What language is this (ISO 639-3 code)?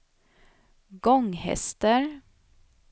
swe